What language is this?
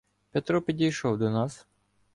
Ukrainian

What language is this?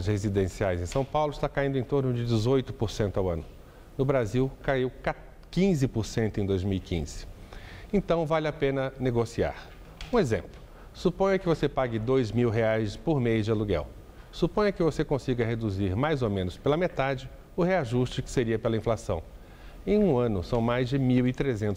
Portuguese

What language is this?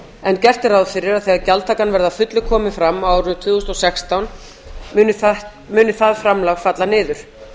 Icelandic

